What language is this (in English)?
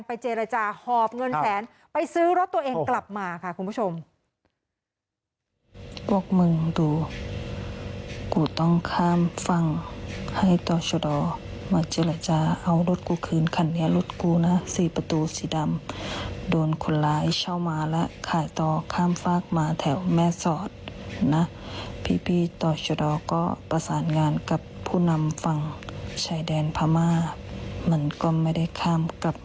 Thai